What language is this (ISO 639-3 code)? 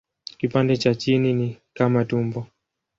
swa